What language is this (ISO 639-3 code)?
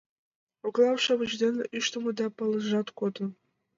chm